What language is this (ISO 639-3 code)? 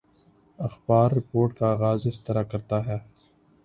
urd